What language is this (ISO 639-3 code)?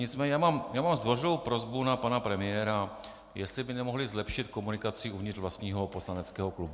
ces